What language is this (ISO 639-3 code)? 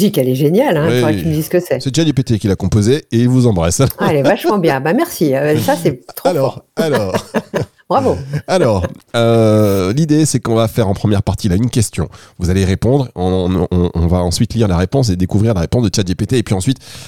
fra